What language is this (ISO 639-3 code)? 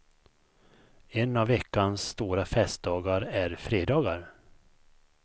swe